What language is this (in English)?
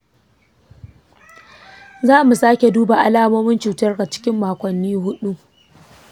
Hausa